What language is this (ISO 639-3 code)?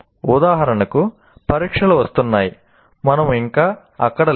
tel